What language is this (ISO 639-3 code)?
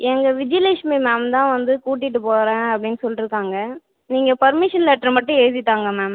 tam